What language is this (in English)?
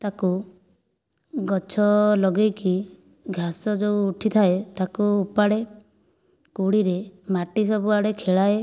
Odia